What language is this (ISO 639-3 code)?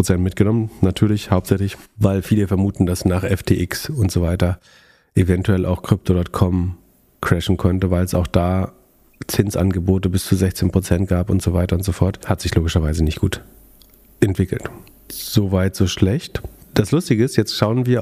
deu